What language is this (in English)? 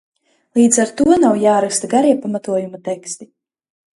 Latvian